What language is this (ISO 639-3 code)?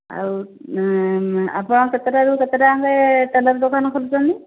ori